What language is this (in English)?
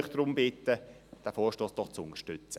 Swiss German